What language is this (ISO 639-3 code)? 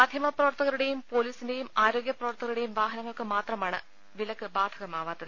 mal